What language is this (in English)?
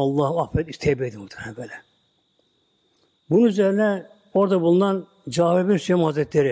Turkish